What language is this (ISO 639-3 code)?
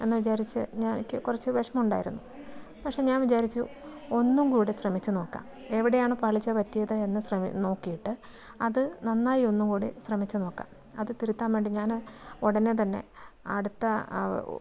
mal